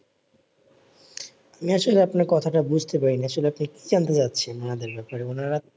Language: Bangla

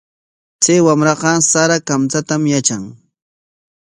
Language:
Corongo Ancash Quechua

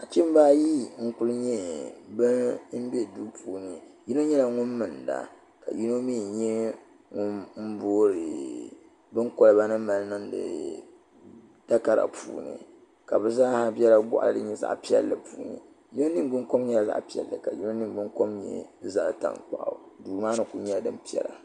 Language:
Dagbani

